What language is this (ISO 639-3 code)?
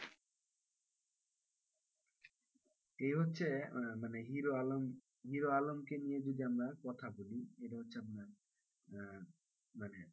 ben